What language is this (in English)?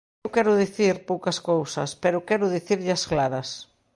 Galician